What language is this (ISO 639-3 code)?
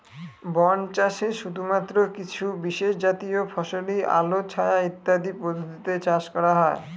ben